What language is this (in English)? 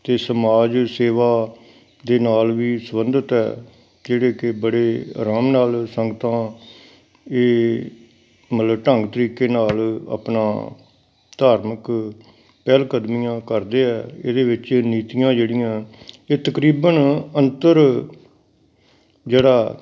Punjabi